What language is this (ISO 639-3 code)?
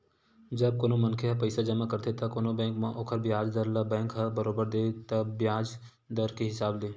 hne